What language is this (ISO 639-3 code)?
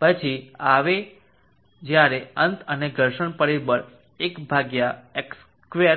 guj